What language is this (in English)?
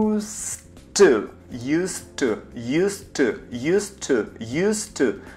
Russian